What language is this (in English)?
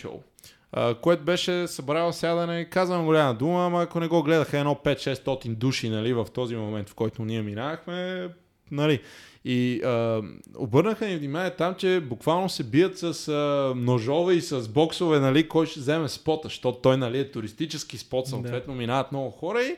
Bulgarian